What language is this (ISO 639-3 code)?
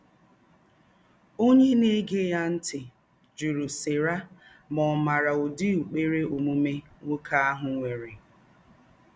ibo